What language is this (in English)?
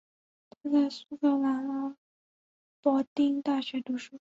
Chinese